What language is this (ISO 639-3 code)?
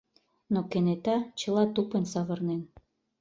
chm